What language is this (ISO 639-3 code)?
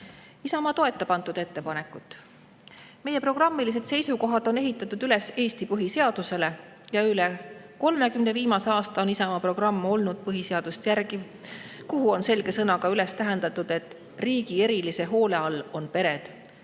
est